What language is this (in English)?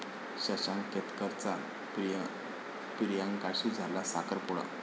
Marathi